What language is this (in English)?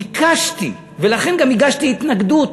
Hebrew